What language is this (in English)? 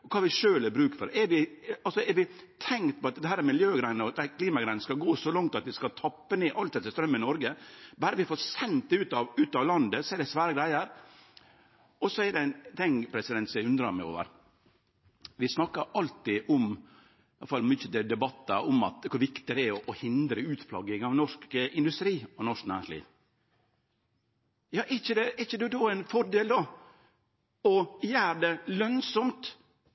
Norwegian Nynorsk